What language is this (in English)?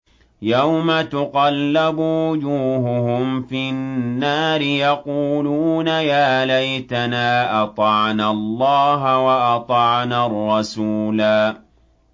Arabic